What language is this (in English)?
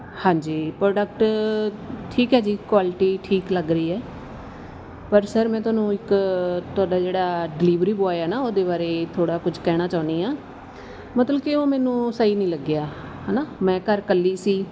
Punjabi